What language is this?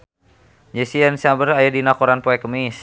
Sundanese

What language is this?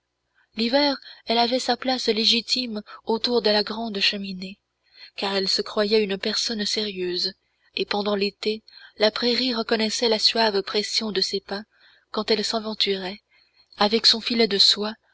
French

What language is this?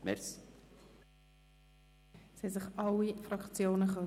Swiss German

